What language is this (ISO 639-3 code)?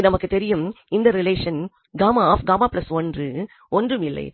tam